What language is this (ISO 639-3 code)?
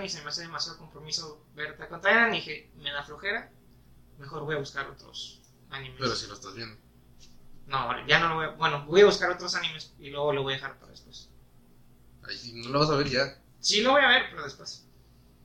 spa